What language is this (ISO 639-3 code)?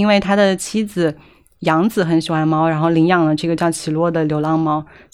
zho